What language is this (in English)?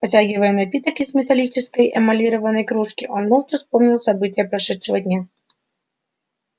Russian